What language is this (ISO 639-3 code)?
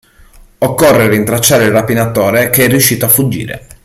ita